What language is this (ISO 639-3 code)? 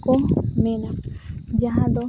sat